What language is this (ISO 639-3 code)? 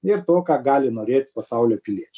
lit